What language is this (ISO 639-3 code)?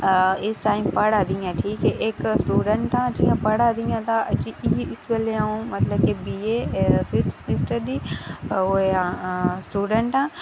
doi